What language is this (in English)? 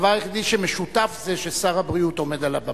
Hebrew